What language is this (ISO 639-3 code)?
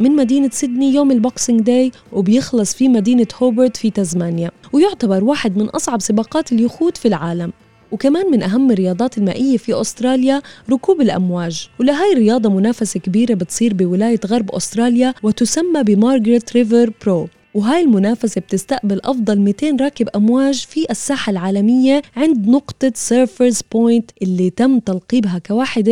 ara